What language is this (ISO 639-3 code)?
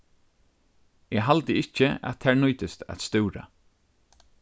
fao